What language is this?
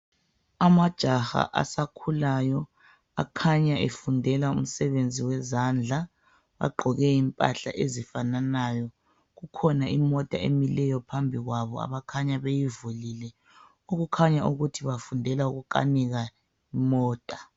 North Ndebele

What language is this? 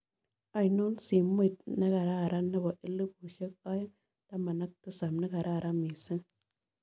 Kalenjin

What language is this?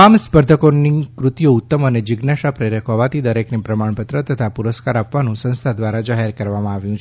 Gujarati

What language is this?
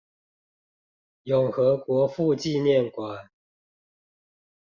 Chinese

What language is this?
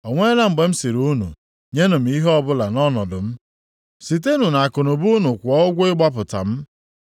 Igbo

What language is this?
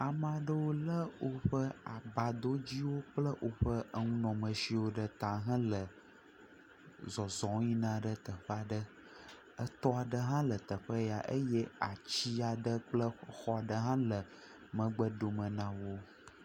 Ewe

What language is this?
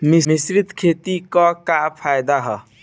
Bhojpuri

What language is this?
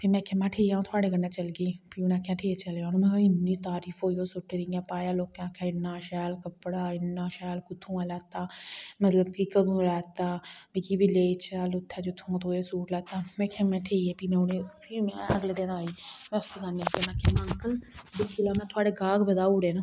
Dogri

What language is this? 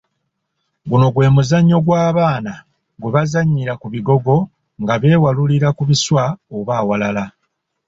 Ganda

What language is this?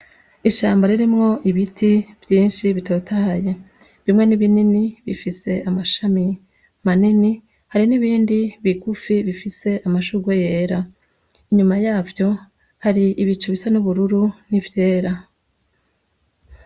Rundi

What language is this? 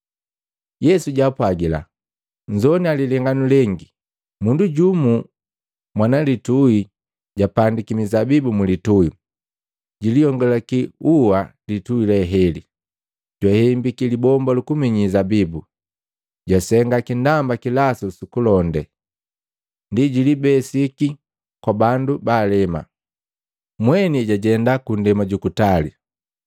Matengo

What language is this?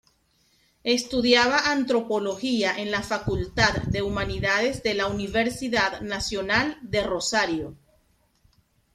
Spanish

